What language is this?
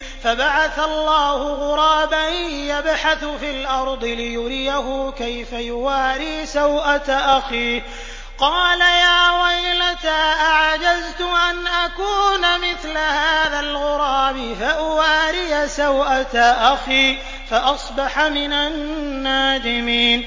Arabic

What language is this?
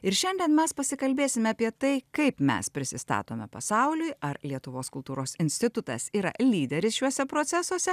Lithuanian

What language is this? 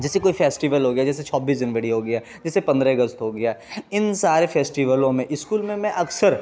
Urdu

